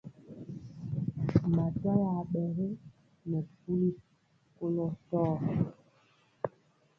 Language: Mpiemo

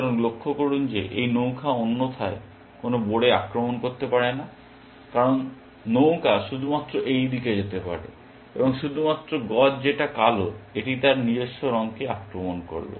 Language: Bangla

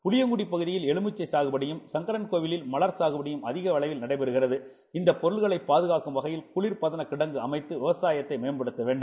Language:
Tamil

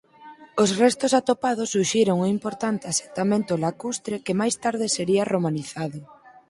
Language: Galician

